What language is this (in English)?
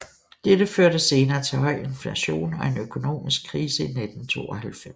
Danish